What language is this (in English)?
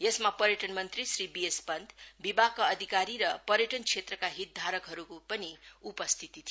Nepali